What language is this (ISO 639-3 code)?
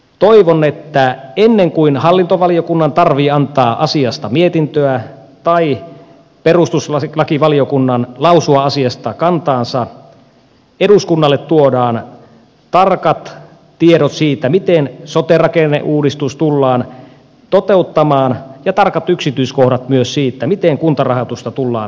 fin